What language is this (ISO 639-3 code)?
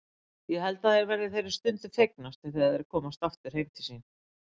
isl